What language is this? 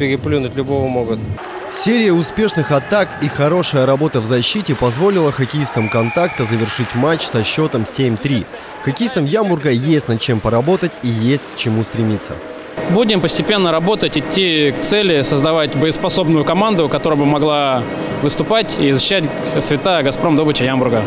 Russian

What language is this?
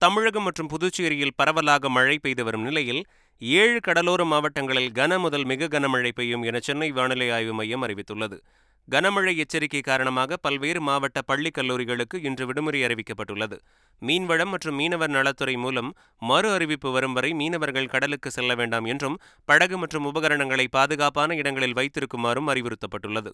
Tamil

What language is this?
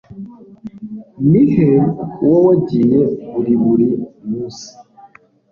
Kinyarwanda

